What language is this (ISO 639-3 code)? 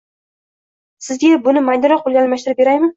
uzb